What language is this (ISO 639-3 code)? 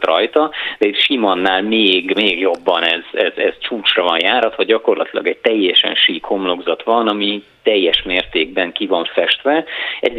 hun